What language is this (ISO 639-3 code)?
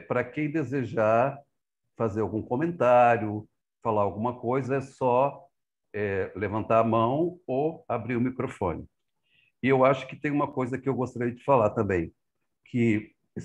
por